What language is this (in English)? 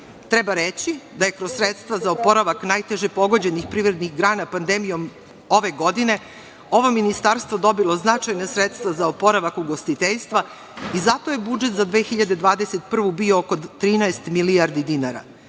Serbian